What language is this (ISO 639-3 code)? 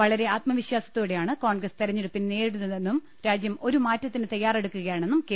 mal